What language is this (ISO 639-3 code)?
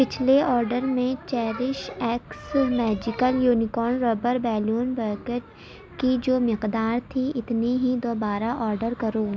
urd